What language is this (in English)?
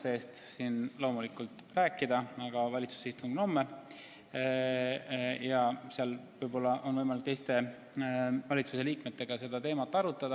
Estonian